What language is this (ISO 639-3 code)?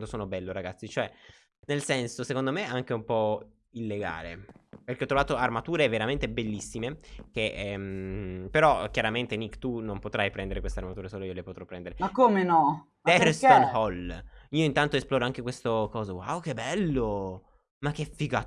ita